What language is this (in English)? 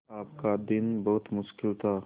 Hindi